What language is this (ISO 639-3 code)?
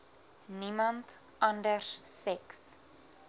afr